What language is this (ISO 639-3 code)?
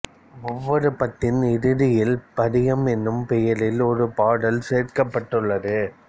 tam